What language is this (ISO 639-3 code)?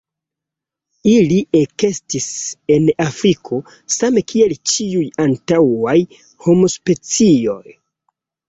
epo